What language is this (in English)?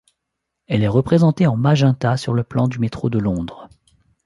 French